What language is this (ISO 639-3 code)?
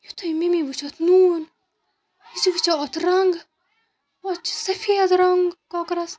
kas